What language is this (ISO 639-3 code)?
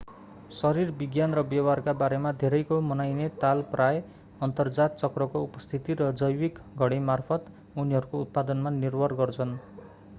nep